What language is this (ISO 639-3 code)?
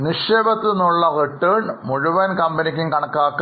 mal